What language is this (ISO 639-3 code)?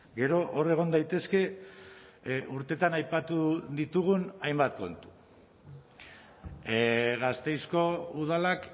eus